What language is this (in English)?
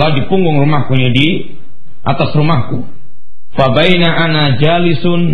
Malay